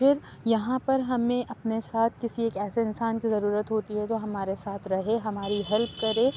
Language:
Urdu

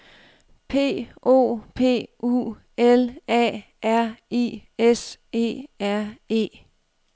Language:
Danish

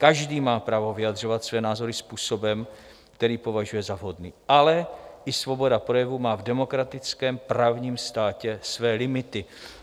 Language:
Czech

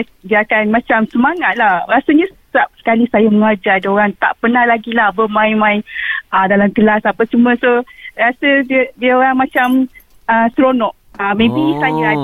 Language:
Malay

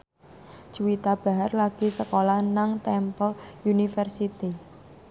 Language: Javanese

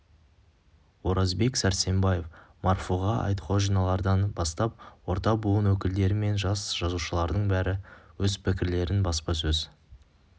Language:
Kazakh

